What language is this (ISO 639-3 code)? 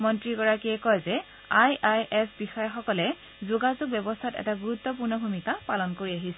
asm